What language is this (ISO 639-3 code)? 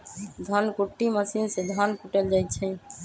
mag